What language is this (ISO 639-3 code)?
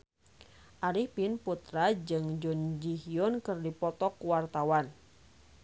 sun